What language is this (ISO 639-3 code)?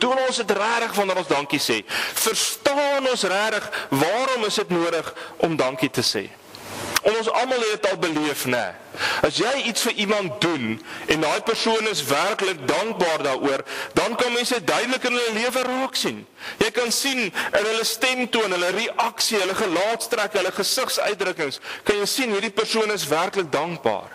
nld